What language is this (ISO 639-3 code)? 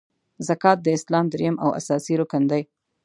pus